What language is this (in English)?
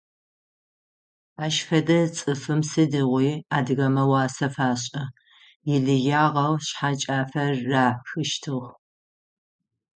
Adyghe